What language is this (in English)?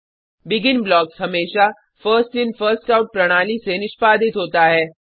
Hindi